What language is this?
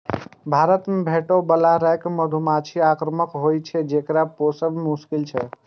Maithili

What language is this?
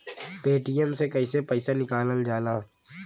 Bhojpuri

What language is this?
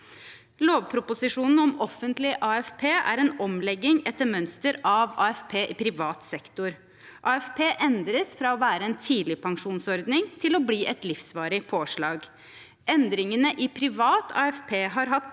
Norwegian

